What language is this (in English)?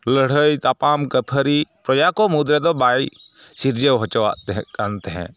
Santali